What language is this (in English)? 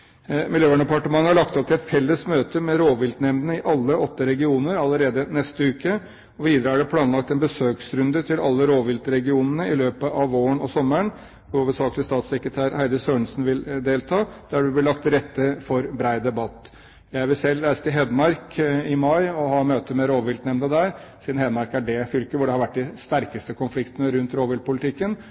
Norwegian Bokmål